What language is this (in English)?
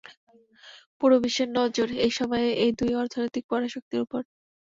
Bangla